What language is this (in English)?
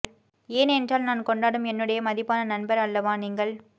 Tamil